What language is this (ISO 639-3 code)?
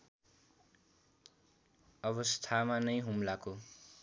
nep